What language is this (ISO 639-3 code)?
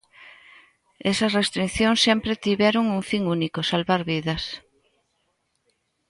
glg